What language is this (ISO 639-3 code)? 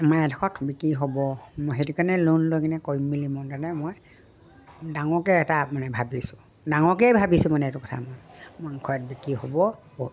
asm